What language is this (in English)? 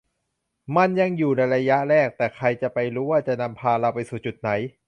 Thai